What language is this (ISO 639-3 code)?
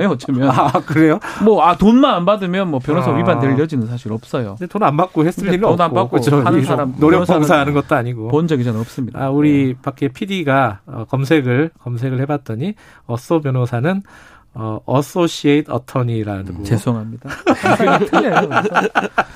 kor